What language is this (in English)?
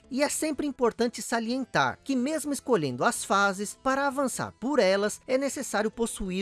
Portuguese